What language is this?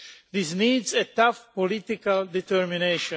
English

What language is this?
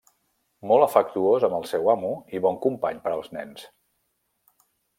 Catalan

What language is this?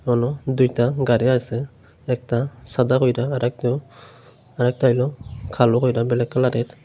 Bangla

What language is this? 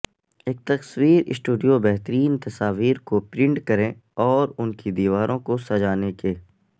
Urdu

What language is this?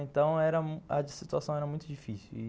Portuguese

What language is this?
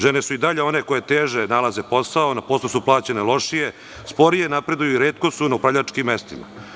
Serbian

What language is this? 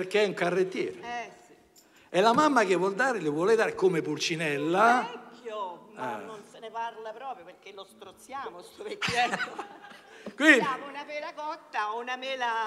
Italian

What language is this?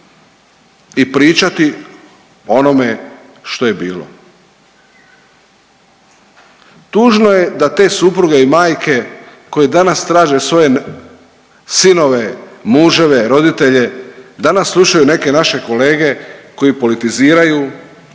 Croatian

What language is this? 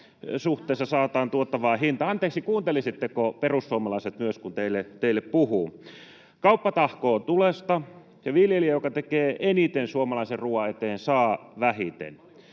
Finnish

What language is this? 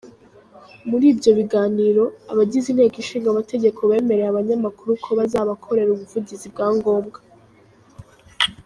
Kinyarwanda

